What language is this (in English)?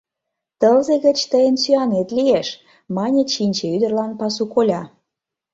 Mari